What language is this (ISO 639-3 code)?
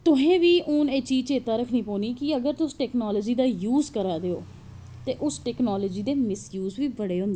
doi